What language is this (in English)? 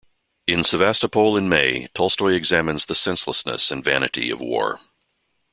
English